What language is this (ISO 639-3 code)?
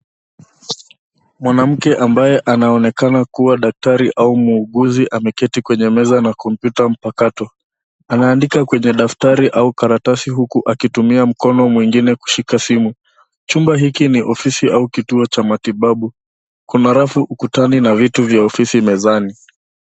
swa